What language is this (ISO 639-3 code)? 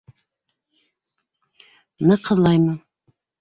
bak